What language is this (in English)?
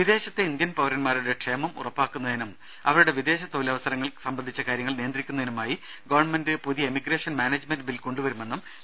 Malayalam